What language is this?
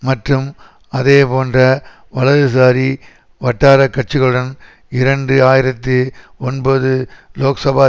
Tamil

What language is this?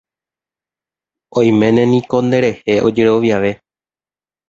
Guarani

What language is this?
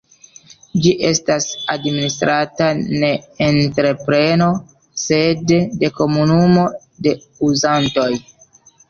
Esperanto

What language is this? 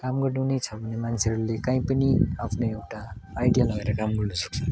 Nepali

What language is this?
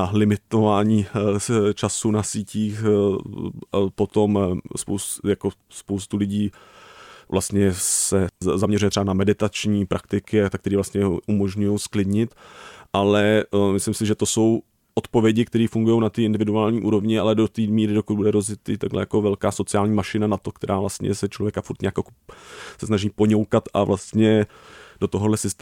Czech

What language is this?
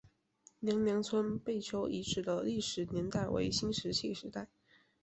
Chinese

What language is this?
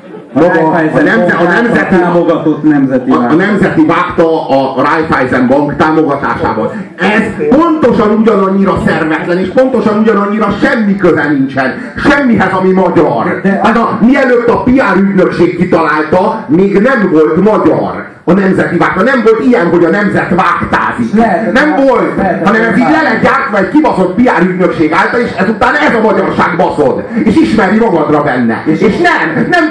Hungarian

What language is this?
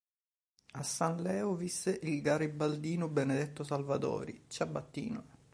Italian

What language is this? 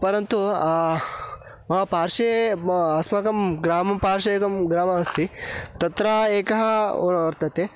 Sanskrit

